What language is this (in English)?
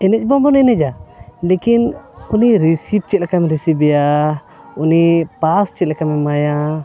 Santali